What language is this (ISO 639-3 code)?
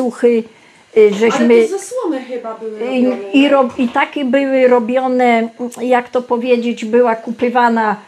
pol